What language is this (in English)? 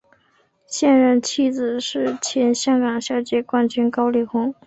Chinese